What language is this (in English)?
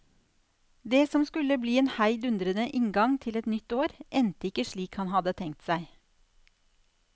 Norwegian